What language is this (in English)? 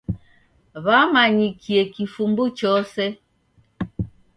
Taita